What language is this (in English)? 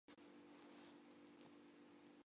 Chinese